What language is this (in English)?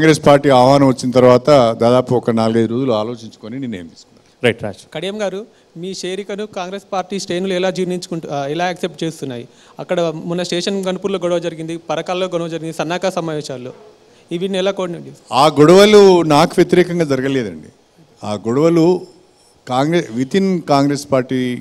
Telugu